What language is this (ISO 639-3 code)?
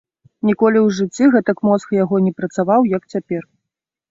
bel